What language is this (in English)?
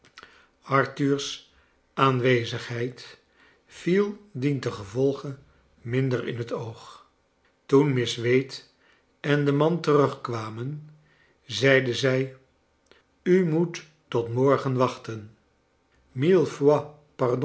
Dutch